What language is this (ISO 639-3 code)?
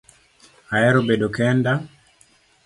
luo